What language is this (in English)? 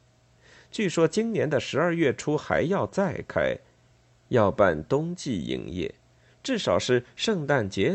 Chinese